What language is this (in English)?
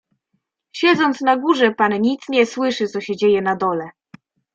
Polish